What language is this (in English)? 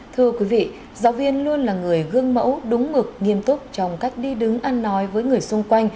Vietnamese